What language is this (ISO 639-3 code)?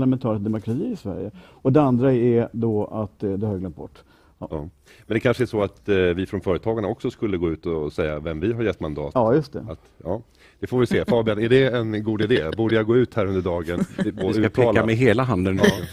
swe